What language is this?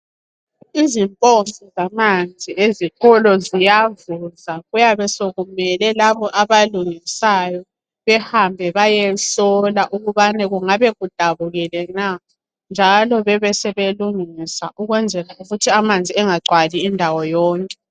North Ndebele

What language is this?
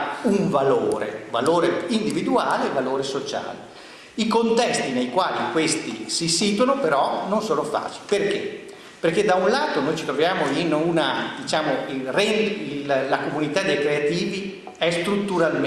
Italian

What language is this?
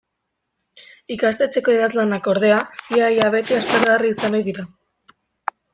Basque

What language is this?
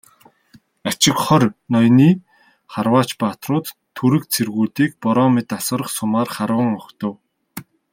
Mongolian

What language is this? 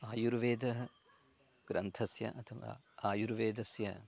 Sanskrit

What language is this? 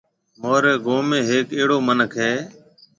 Marwari (Pakistan)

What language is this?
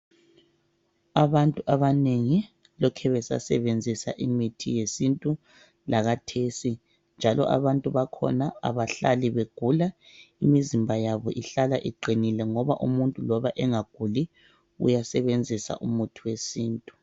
North Ndebele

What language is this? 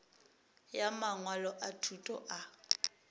Northern Sotho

